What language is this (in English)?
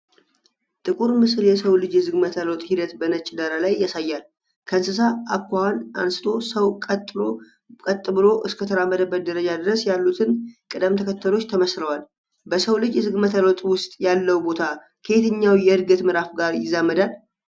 Amharic